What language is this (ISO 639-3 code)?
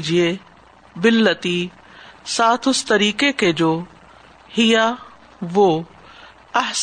urd